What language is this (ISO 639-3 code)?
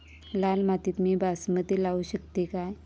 mar